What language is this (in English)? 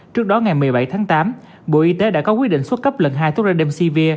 Vietnamese